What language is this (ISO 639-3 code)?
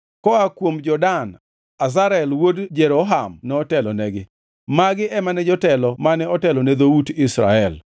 luo